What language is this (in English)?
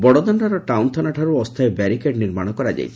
Odia